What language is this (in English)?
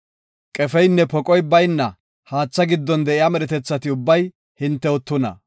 Gofa